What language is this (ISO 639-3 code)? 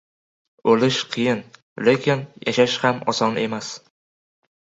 uzb